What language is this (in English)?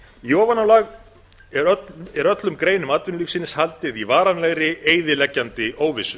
Icelandic